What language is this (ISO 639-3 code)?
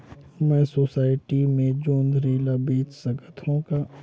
hne